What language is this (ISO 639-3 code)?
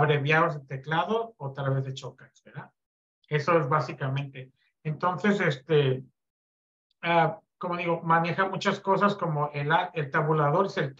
spa